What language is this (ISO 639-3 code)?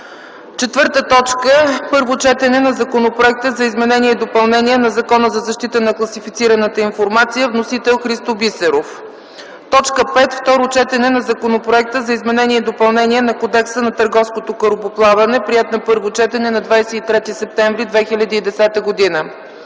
bul